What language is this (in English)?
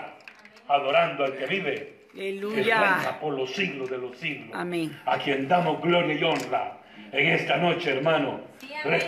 Spanish